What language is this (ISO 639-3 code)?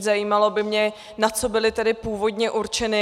ces